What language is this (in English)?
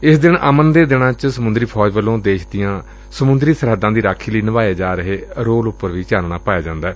Punjabi